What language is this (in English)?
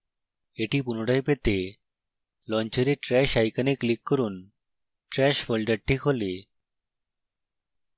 Bangla